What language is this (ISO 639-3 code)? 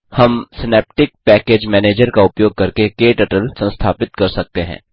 hin